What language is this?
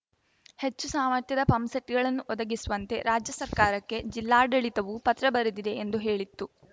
Kannada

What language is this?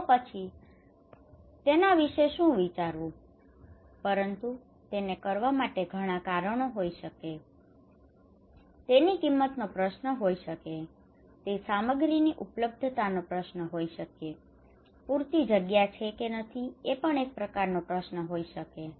Gujarati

